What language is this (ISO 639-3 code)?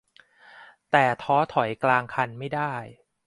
tha